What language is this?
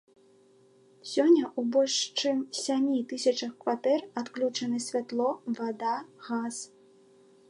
Belarusian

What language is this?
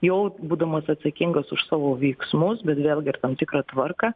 Lithuanian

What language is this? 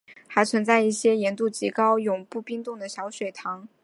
Chinese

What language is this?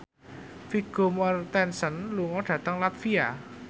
Javanese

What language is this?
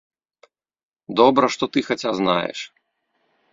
Belarusian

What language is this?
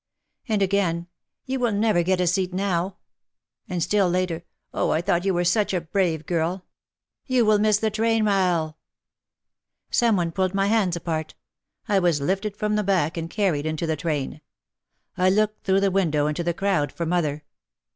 English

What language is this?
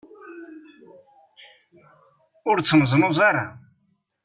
Kabyle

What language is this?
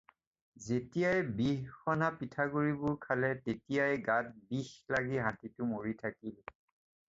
Assamese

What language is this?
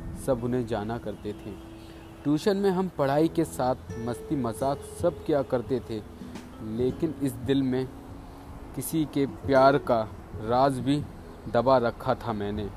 Hindi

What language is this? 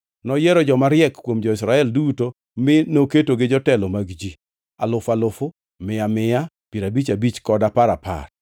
Luo (Kenya and Tanzania)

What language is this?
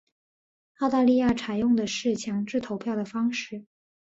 Chinese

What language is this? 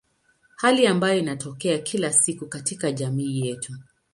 Swahili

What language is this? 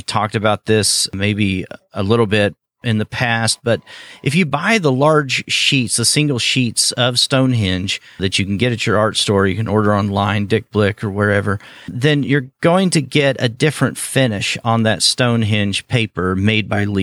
English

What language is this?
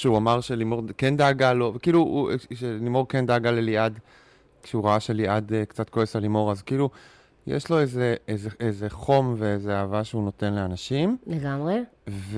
Hebrew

